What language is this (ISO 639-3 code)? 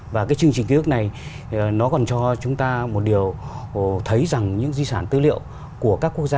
vie